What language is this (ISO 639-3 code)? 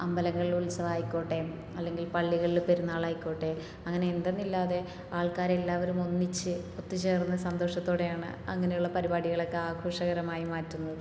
mal